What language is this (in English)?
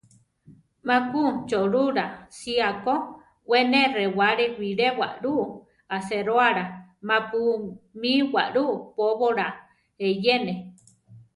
Central Tarahumara